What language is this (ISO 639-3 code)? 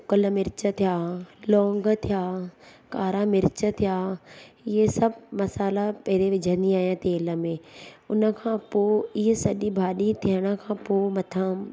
snd